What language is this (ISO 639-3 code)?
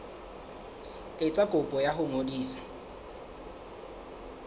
sot